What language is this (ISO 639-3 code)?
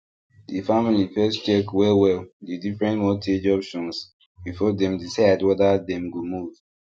pcm